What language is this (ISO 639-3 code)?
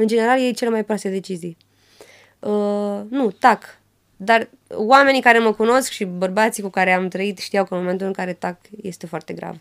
ron